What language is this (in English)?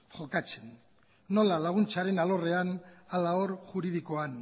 Basque